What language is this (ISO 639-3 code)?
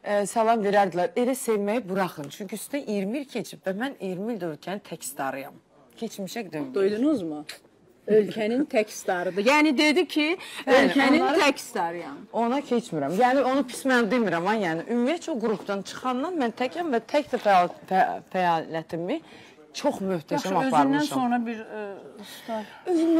tur